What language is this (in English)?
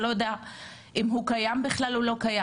Hebrew